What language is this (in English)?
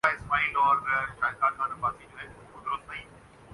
Urdu